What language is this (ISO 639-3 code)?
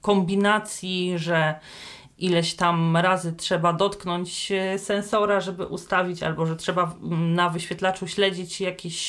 pol